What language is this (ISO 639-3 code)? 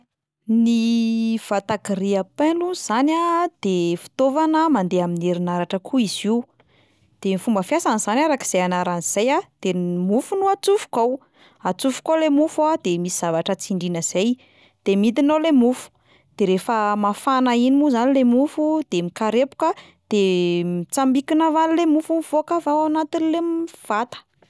mlg